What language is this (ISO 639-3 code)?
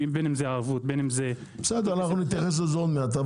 heb